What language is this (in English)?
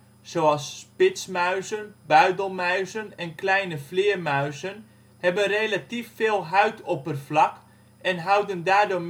Dutch